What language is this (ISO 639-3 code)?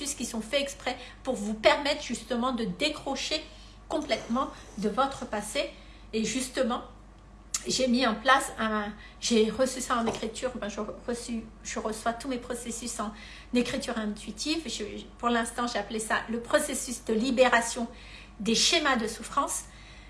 fra